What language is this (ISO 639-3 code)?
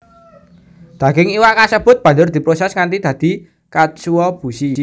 jav